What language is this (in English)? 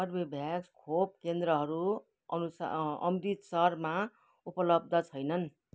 Nepali